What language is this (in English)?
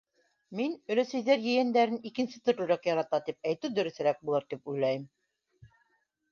Bashkir